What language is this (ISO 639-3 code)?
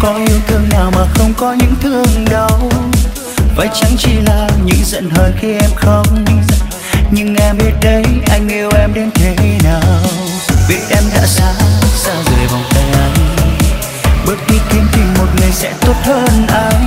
vie